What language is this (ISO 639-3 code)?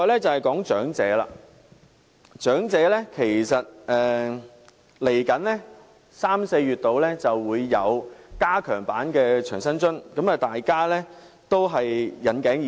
yue